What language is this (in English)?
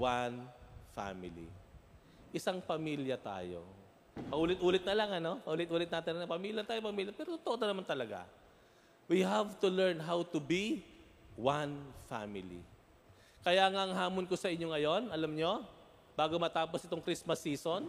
Filipino